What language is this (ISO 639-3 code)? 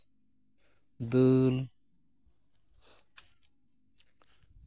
sat